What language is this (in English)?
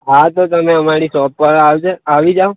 Gujarati